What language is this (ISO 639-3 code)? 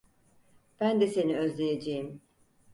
tur